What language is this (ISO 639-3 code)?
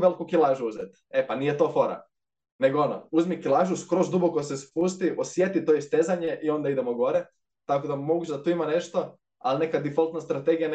hrv